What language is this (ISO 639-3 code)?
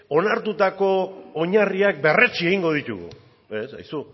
eus